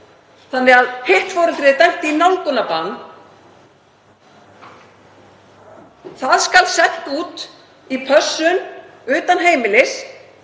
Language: Icelandic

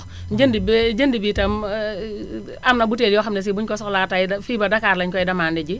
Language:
Wolof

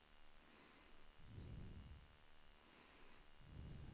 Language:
Swedish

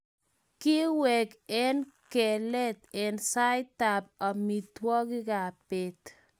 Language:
Kalenjin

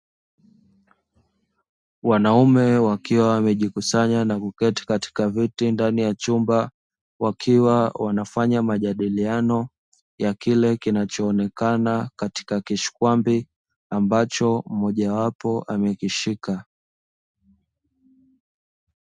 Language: Swahili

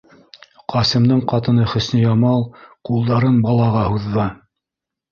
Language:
Bashkir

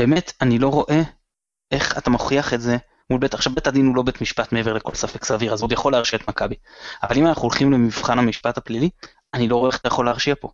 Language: Hebrew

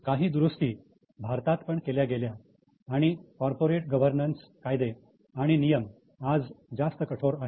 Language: Marathi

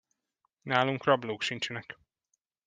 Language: Hungarian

